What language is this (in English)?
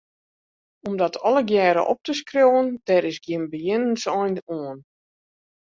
Western Frisian